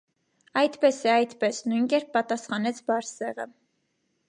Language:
Armenian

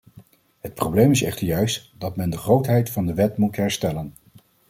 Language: Dutch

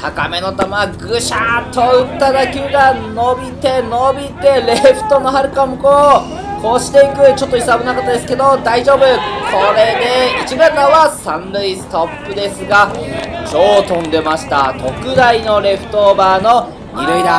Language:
Japanese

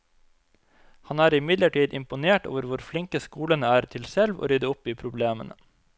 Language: Norwegian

